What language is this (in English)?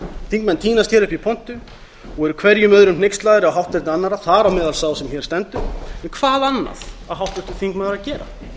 Icelandic